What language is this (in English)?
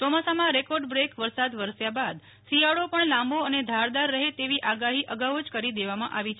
Gujarati